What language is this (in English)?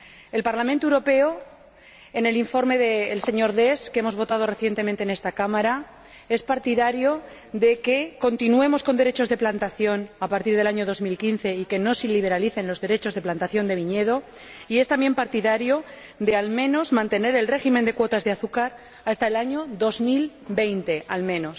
Spanish